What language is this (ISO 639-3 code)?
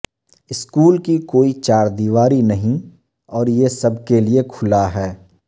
urd